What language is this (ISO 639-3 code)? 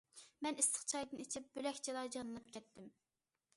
uig